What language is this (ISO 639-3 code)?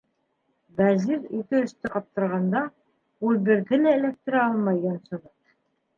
bak